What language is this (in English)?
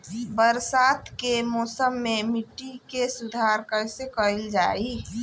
Bhojpuri